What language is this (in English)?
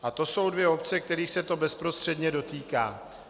Czech